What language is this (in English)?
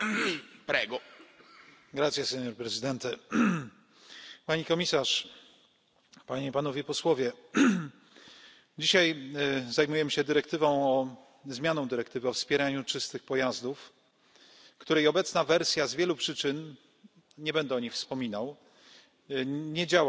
Polish